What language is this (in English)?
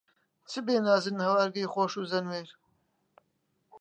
Central Kurdish